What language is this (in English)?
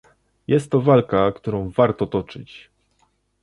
Polish